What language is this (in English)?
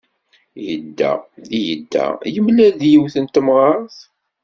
Kabyle